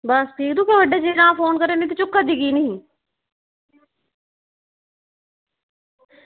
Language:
Dogri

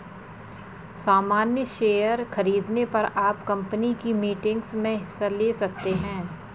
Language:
Hindi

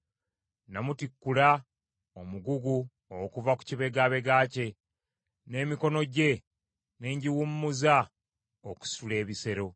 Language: Ganda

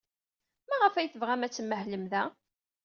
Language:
Kabyle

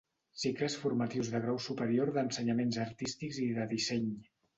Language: Catalan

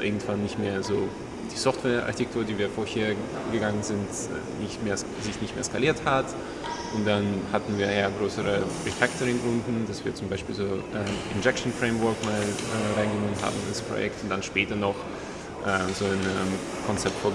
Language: German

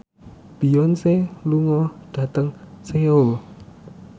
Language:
Javanese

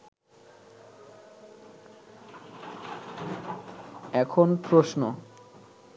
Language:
Bangla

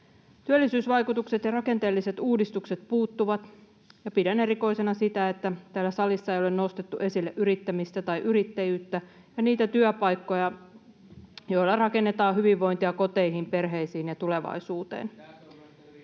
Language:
Finnish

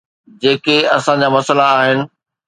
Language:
Sindhi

